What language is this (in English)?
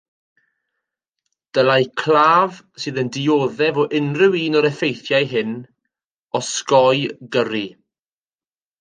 Welsh